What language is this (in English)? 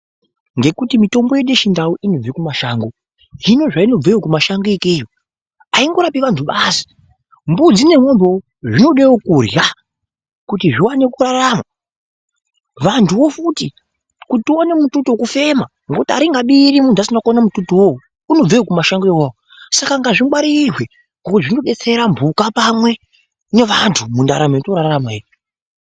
Ndau